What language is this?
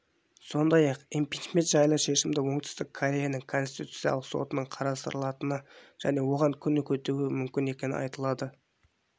Kazakh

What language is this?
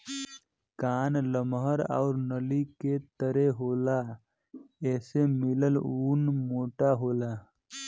Bhojpuri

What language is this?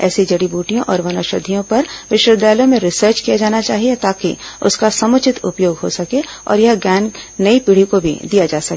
Hindi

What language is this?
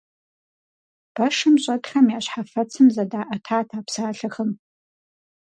Kabardian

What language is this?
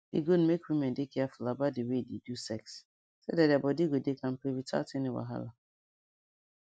Nigerian Pidgin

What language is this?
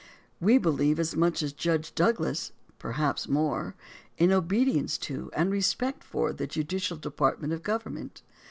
English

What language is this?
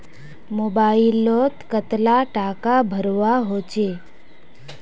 Magahi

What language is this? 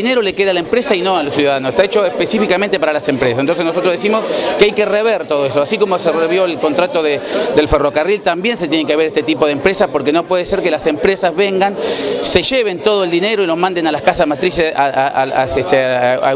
Spanish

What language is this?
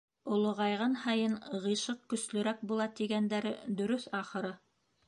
Bashkir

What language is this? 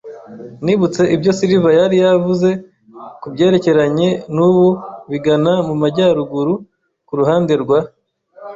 Kinyarwanda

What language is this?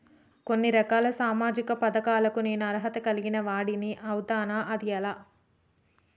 Telugu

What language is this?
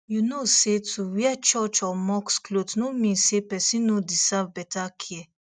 Nigerian Pidgin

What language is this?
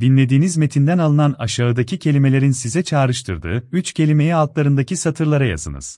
Turkish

